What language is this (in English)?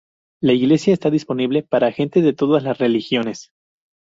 Spanish